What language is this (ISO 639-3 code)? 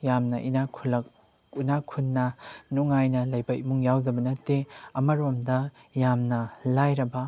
mni